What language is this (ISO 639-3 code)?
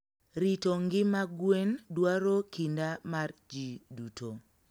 luo